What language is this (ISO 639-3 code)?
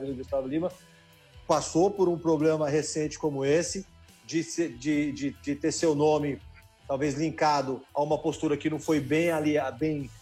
por